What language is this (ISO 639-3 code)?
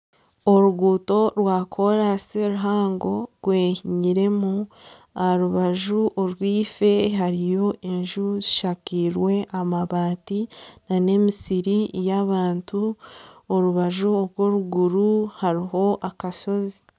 nyn